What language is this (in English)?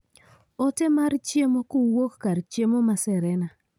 Luo (Kenya and Tanzania)